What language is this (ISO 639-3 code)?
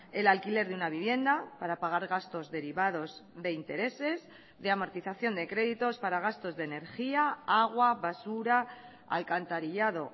spa